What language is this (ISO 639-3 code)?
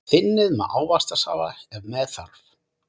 isl